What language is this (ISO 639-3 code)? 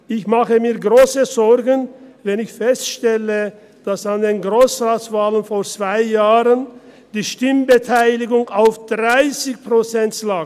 gsw